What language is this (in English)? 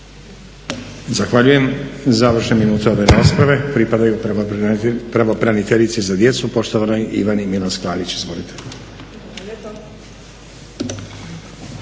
Croatian